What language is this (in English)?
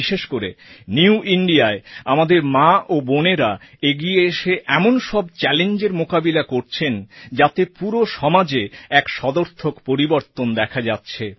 Bangla